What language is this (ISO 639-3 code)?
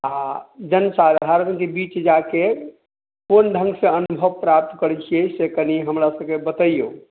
mai